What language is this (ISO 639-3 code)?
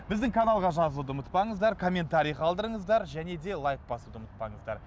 kaz